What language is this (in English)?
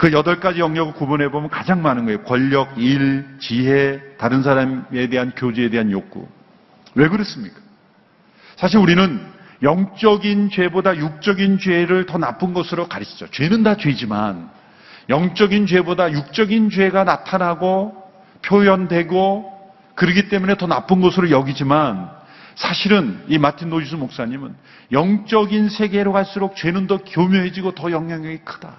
Korean